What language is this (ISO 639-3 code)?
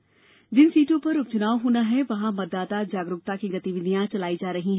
hin